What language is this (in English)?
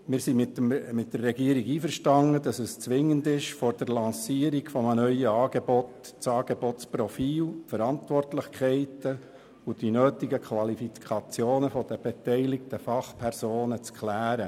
Swiss German